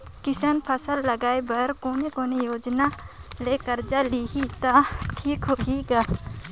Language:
Chhattisgarhi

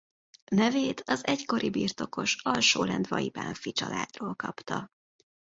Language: Hungarian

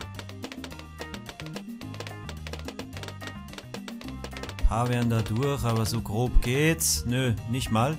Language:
German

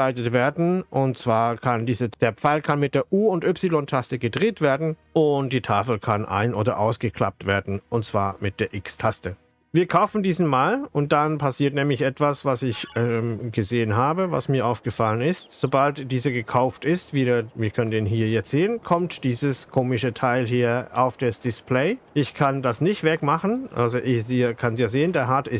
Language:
German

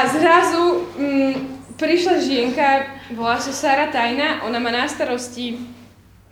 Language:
Slovak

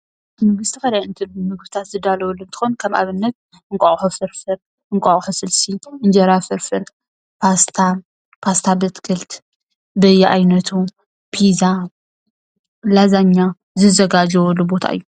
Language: Tigrinya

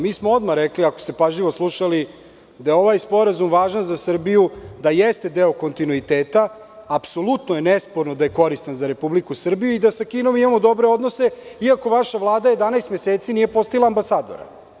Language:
Serbian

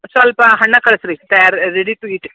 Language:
Kannada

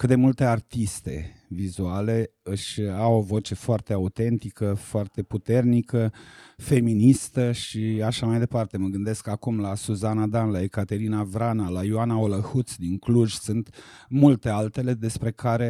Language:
Romanian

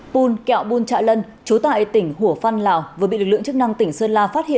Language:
Vietnamese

